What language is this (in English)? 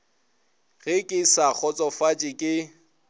Northern Sotho